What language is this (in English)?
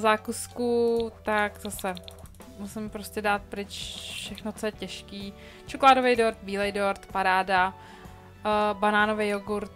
Czech